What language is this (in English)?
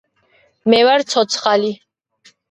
Georgian